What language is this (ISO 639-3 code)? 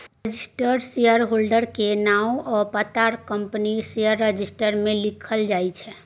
mai